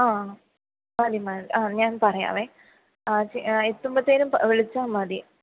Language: Malayalam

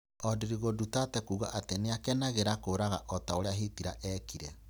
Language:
Kikuyu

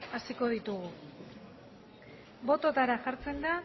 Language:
Basque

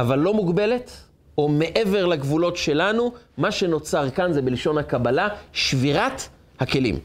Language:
Hebrew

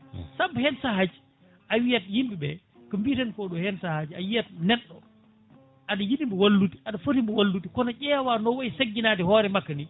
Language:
Fula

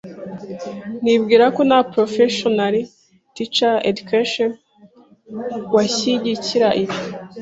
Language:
Kinyarwanda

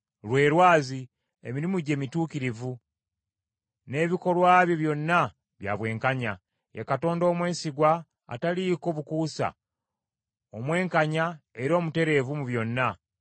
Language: Ganda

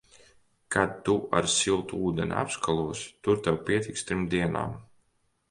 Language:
Latvian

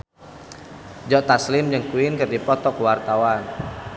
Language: Sundanese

